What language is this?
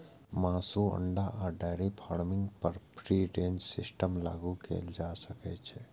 Maithili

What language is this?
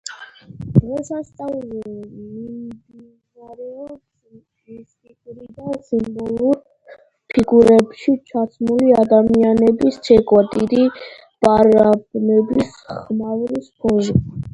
Georgian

